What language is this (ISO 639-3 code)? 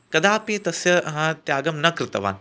san